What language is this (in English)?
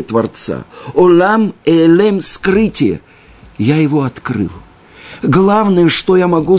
Russian